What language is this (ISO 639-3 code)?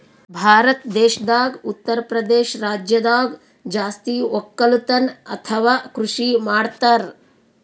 kan